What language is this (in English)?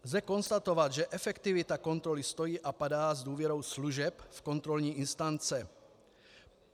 Czech